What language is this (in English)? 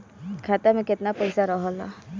Bhojpuri